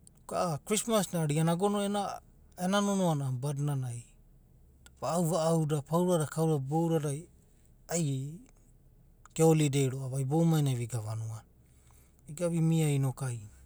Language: Abadi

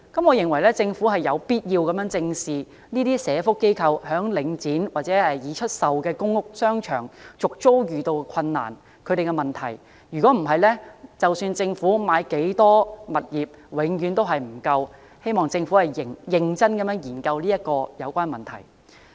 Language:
Cantonese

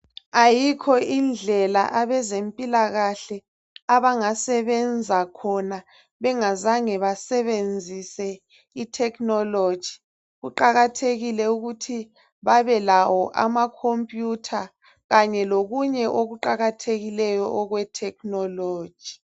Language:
North Ndebele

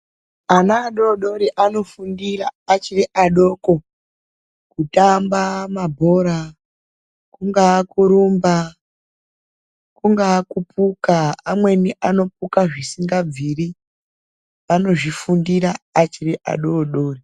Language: Ndau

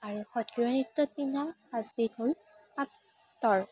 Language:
Assamese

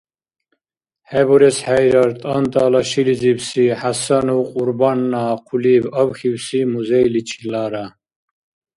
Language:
Dargwa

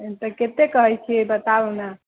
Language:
Maithili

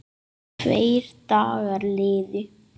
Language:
Icelandic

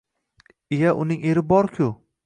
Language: Uzbek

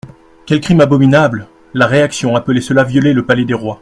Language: French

